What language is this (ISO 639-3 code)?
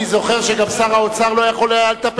heb